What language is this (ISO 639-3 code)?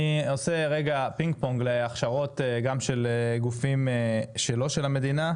heb